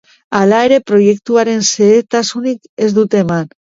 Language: Basque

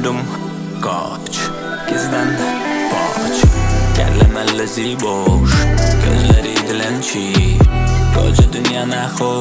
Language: Azerbaijani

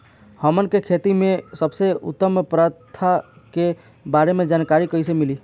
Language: Bhojpuri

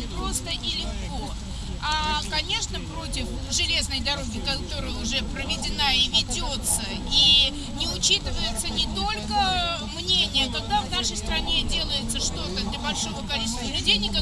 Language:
Russian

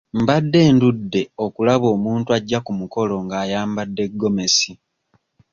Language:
Ganda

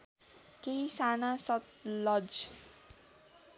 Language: Nepali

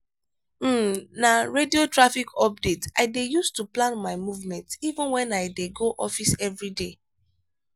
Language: Nigerian Pidgin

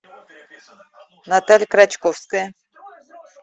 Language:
Russian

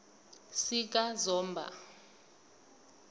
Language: South Ndebele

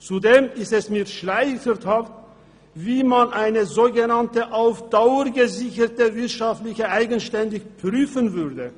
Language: Swiss German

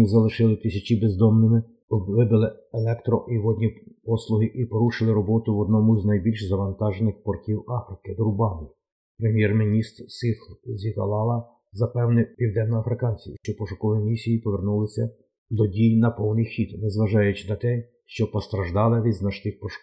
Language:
Ukrainian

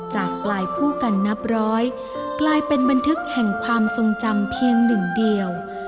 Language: Thai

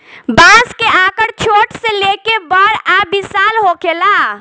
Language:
Bhojpuri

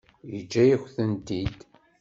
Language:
Kabyle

